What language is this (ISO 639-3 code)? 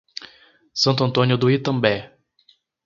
por